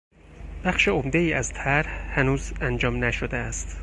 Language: Persian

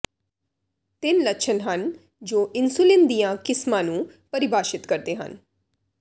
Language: Punjabi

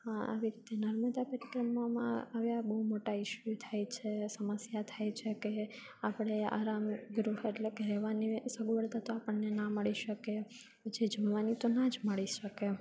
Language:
Gujarati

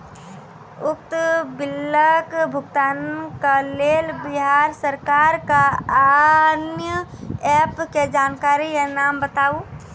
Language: Maithili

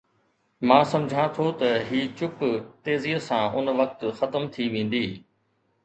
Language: Sindhi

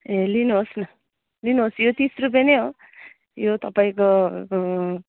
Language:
Nepali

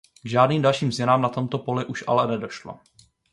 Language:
Czech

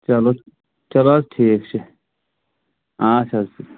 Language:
Kashmiri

